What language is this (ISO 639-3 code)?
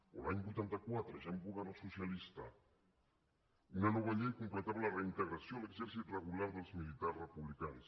cat